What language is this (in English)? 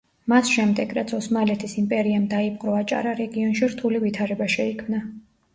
Georgian